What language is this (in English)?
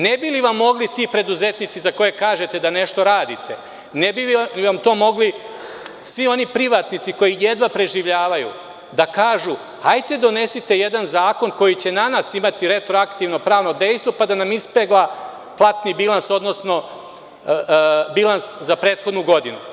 Serbian